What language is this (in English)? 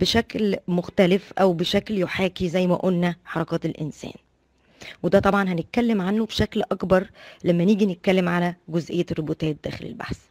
Arabic